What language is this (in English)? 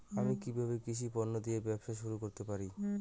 Bangla